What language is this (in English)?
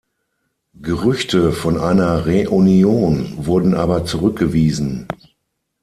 German